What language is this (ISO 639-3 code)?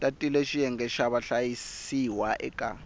tso